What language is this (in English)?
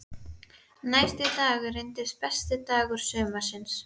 Icelandic